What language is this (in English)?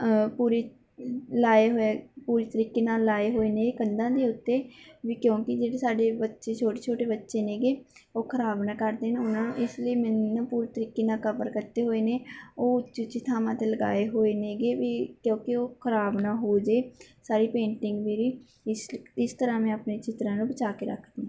Punjabi